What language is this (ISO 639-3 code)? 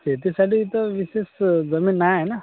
mar